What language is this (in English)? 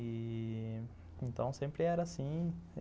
Portuguese